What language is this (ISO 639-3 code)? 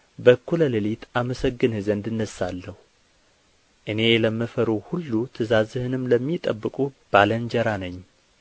amh